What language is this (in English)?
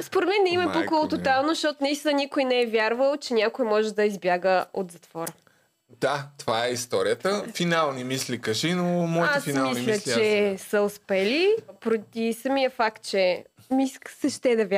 Bulgarian